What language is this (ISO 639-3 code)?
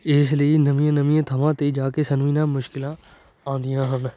pan